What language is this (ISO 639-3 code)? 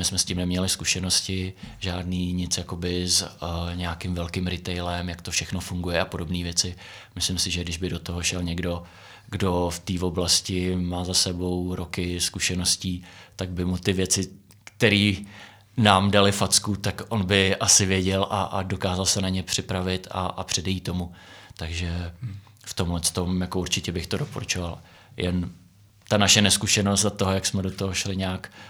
ces